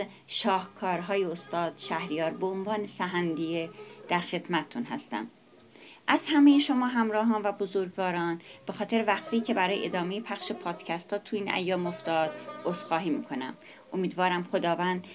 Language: Persian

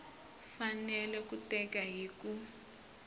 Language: Tsonga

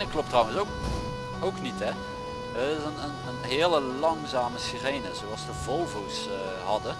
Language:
Dutch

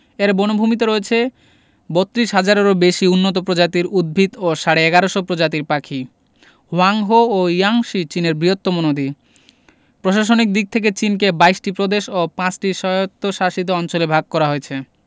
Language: Bangla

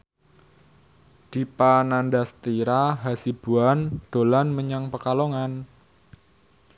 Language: Javanese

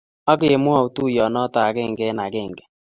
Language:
Kalenjin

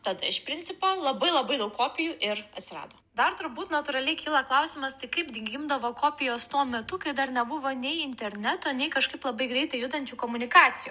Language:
Lithuanian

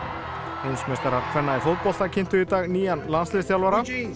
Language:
Icelandic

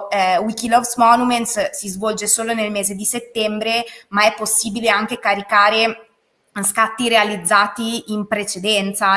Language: Italian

